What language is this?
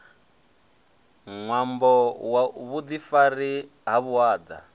Venda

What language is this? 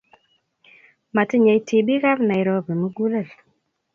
Kalenjin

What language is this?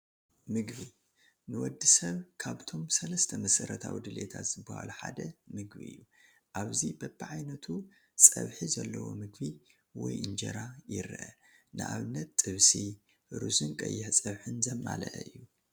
Tigrinya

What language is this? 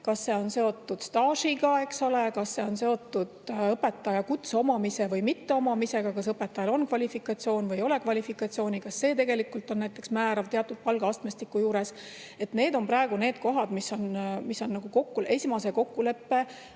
Estonian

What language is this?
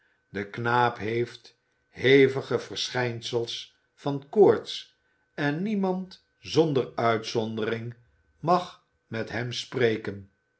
Dutch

